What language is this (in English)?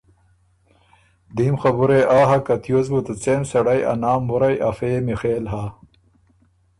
Ormuri